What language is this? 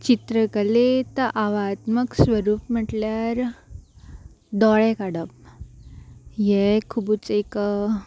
Konkani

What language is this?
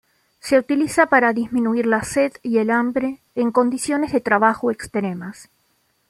Spanish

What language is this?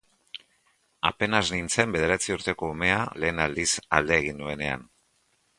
Basque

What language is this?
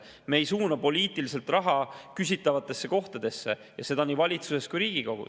Estonian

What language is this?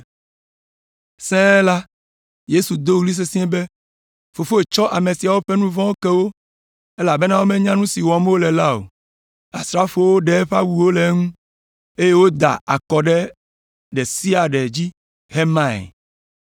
Ewe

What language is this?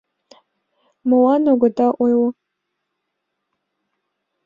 Mari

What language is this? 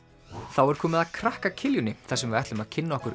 Icelandic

